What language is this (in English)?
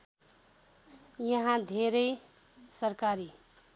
Nepali